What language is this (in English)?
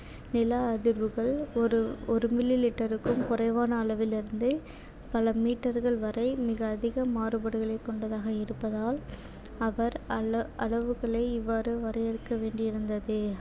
Tamil